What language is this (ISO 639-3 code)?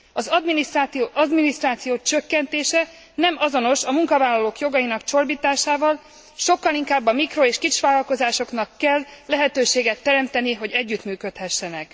hun